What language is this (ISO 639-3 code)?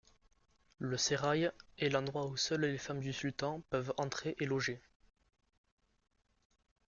fra